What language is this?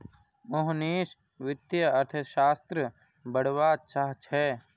Magahi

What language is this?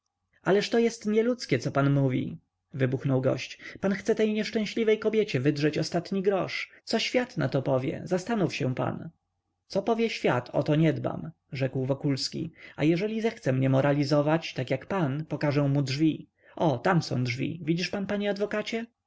Polish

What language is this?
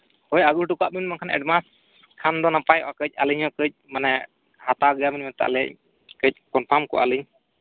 Santali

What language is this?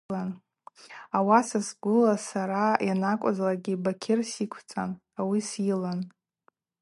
Abaza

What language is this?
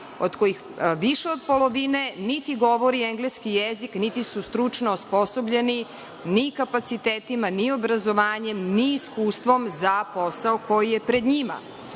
Serbian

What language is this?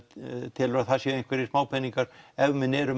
Icelandic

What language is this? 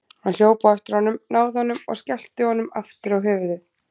Icelandic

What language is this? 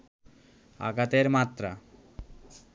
Bangla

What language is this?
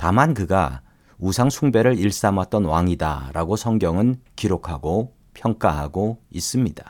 Korean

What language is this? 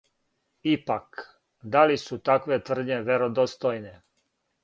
Serbian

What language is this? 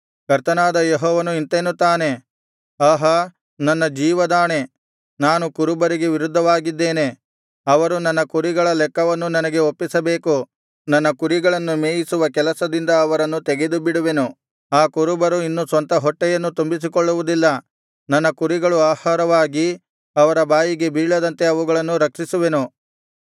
Kannada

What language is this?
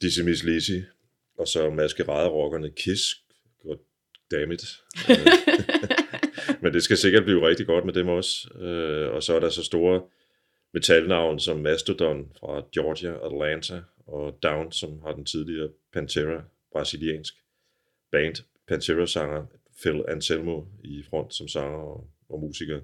Danish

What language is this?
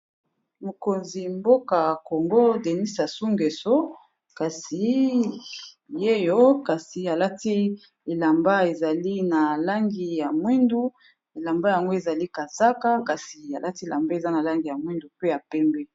Lingala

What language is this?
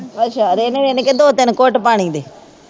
Punjabi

